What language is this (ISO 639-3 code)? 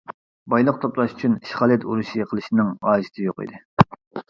uig